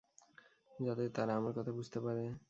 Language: Bangla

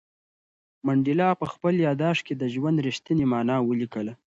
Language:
Pashto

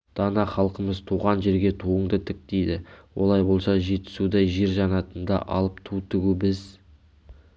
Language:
Kazakh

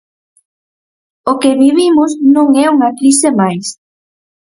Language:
Galician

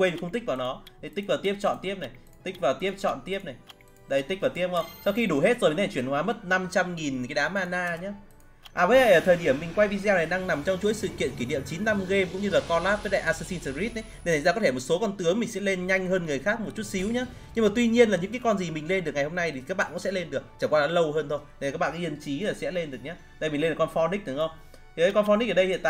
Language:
Vietnamese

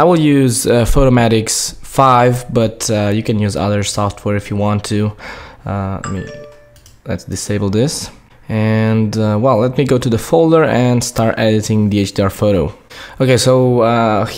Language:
English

